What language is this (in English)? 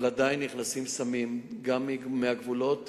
Hebrew